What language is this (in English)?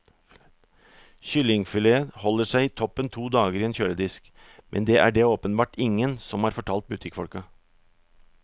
Norwegian